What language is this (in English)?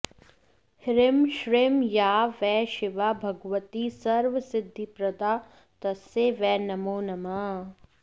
Sanskrit